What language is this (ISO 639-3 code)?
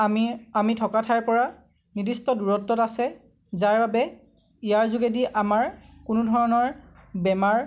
asm